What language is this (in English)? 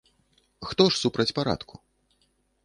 Belarusian